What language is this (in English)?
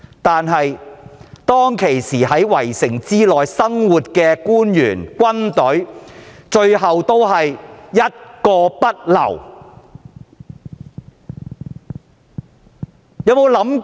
Cantonese